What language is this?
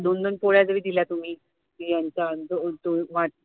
Marathi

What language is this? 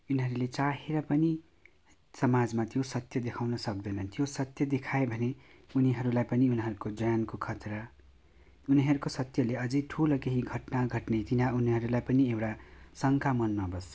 Nepali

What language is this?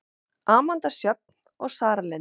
Icelandic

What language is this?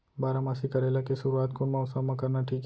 Chhattisgarhi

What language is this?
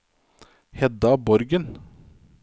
Norwegian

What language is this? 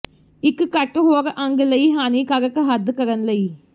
Punjabi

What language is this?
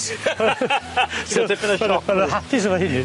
Welsh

